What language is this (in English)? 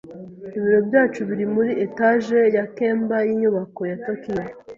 Kinyarwanda